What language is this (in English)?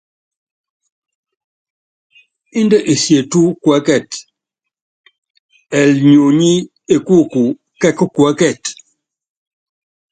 Yangben